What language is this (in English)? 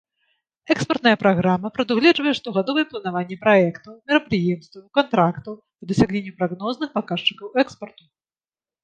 Belarusian